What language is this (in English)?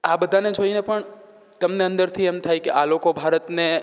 Gujarati